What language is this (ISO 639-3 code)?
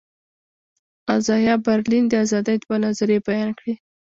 pus